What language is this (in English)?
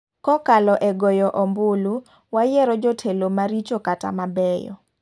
Luo (Kenya and Tanzania)